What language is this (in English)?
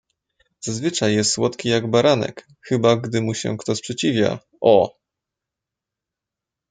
Polish